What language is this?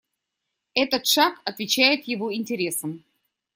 Russian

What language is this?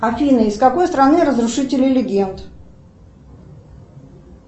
Russian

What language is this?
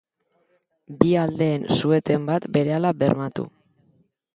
Basque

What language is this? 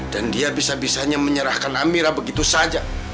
Indonesian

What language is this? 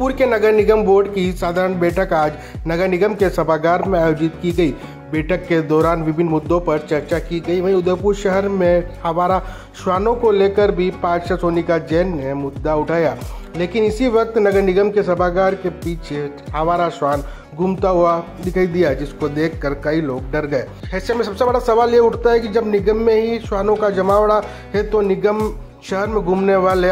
Hindi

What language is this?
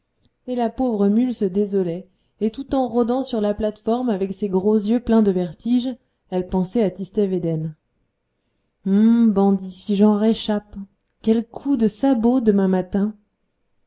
French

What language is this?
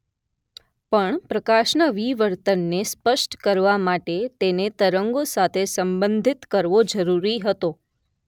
Gujarati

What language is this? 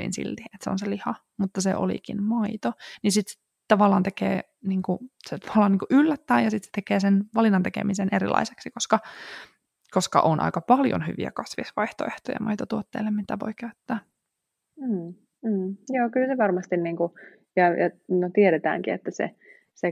Finnish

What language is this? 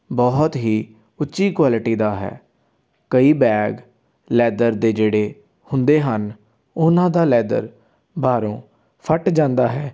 Punjabi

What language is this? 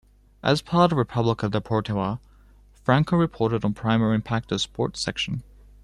English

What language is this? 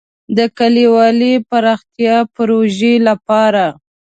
Pashto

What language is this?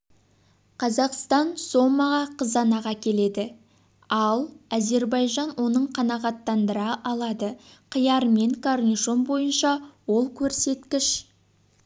Kazakh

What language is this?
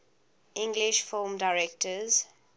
English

